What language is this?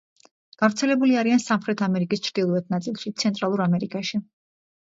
Georgian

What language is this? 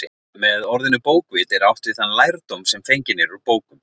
Icelandic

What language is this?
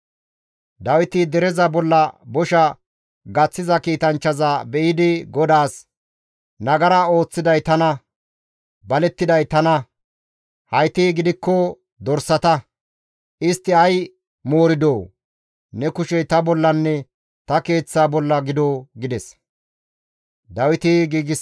Gamo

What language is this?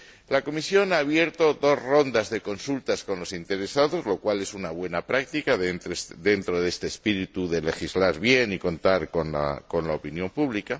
Spanish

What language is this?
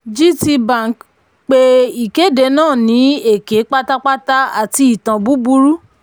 Yoruba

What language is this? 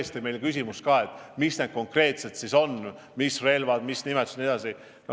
Estonian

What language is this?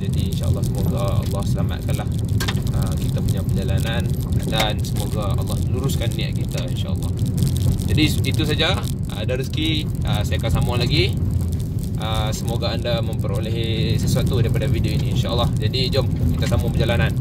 Malay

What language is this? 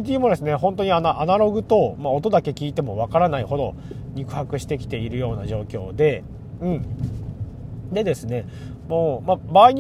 Japanese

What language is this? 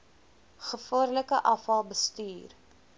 Afrikaans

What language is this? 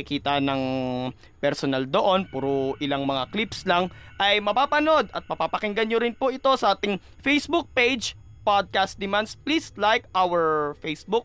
Filipino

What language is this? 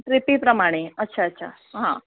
Konkani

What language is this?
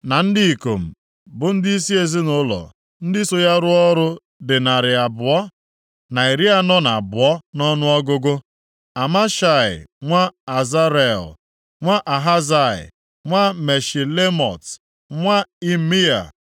Igbo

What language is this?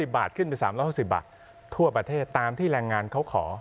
Thai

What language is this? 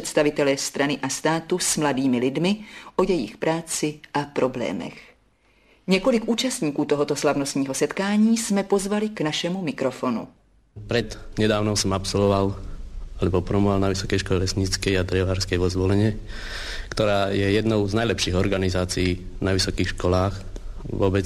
Czech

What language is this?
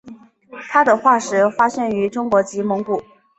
Chinese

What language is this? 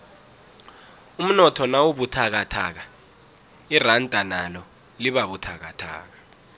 South Ndebele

